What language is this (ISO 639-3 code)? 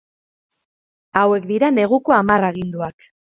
eus